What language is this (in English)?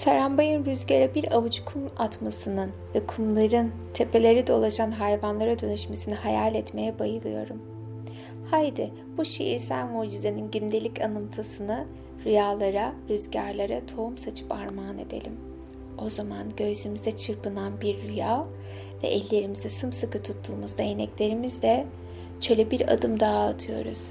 Turkish